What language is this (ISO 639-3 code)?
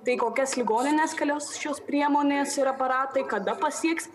lit